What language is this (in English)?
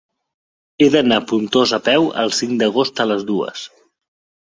Catalan